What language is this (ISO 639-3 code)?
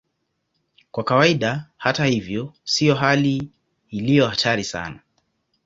swa